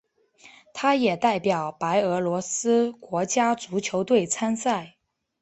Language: Chinese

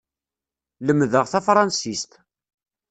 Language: Kabyle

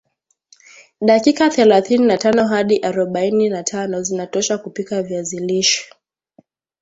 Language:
Swahili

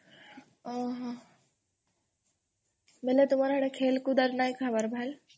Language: Odia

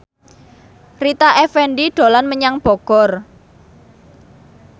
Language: Javanese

